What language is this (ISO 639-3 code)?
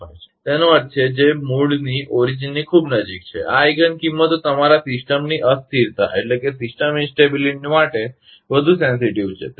guj